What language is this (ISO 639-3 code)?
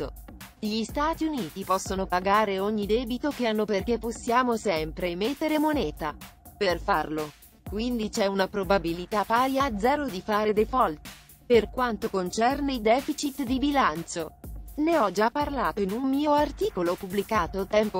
ita